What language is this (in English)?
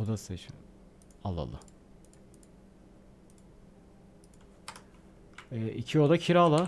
Turkish